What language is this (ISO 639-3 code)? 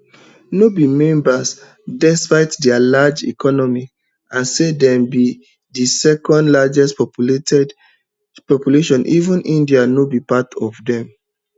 pcm